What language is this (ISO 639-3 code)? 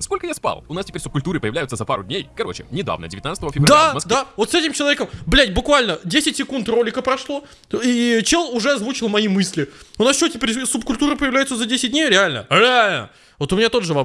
rus